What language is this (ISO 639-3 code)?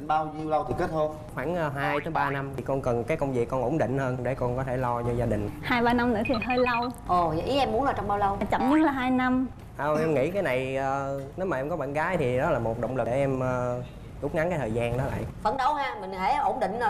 vie